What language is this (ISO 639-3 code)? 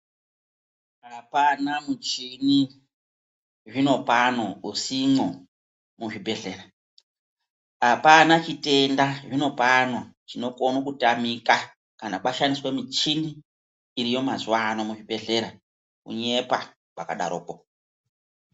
ndc